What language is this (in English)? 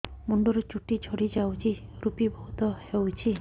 Odia